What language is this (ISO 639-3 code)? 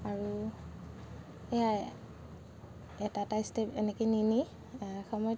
asm